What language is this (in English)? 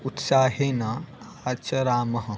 Sanskrit